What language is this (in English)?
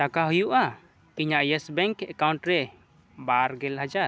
Santali